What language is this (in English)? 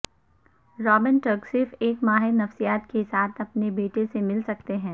Urdu